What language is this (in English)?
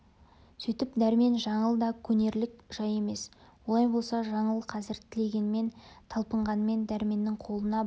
Kazakh